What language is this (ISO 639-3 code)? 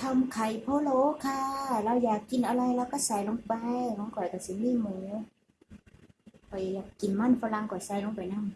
tha